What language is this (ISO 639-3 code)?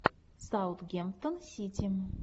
rus